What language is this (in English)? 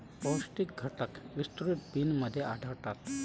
Marathi